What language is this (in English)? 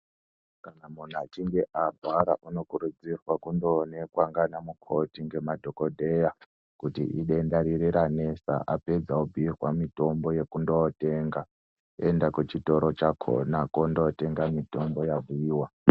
Ndau